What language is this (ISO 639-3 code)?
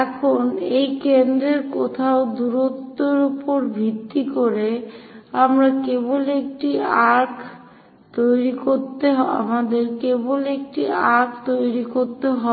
ben